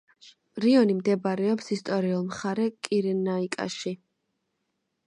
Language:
Georgian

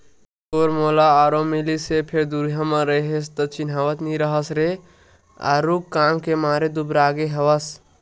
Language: Chhattisgarhi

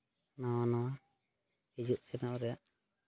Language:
Santali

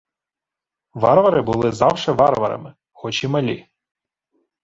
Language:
Ukrainian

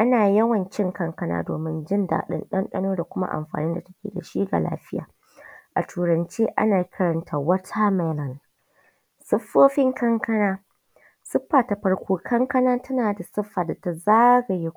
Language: Hausa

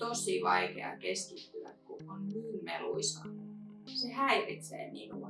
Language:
Finnish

